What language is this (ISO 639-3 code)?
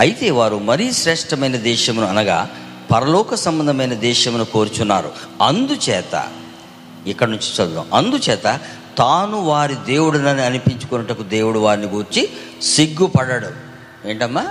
tel